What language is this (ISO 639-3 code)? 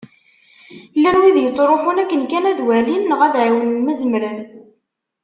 kab